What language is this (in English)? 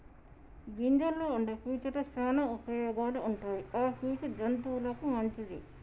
Telugu